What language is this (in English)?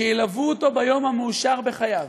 Hebrew